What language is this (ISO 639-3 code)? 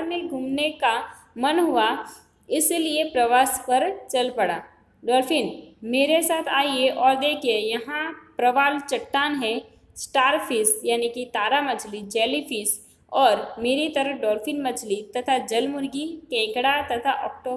hin